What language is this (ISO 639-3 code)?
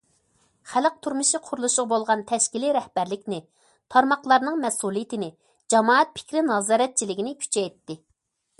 uig